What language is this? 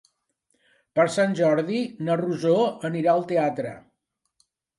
Catalan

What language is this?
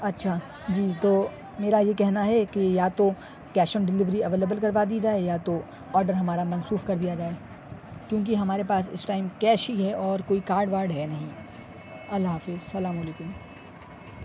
Urdu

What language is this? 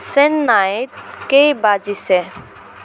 Assamese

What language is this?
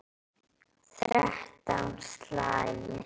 Icelandic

